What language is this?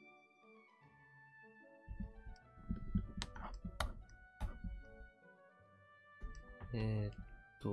Japanese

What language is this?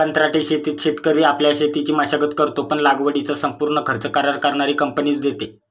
Marathi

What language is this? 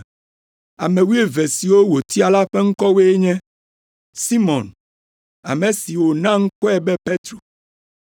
Ewe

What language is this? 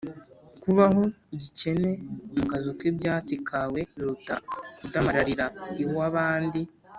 Kinyarwanda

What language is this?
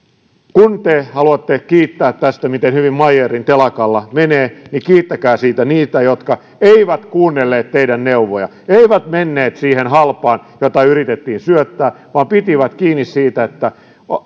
Finnish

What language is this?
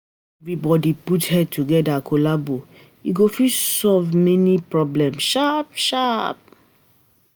Nigerian Pidgin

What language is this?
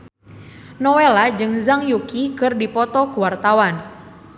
Sundanese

